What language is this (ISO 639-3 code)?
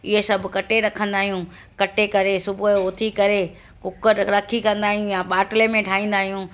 snd